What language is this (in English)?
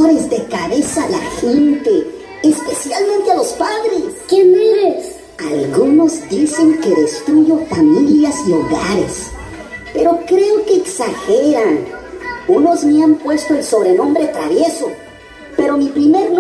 Spanish